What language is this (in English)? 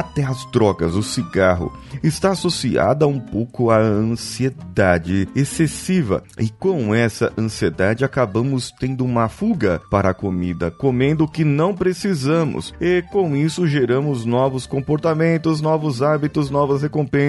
Portuguese